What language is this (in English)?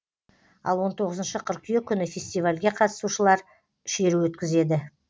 Kazakh